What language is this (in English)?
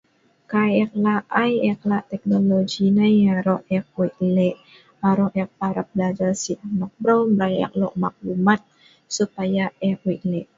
Sa'ban